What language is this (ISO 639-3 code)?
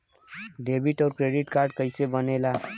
bho